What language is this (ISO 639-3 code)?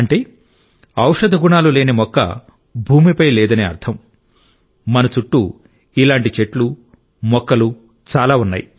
tel